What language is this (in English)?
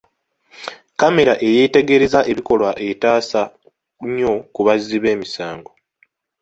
Ganda